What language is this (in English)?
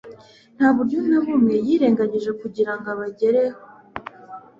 Kinyarwanda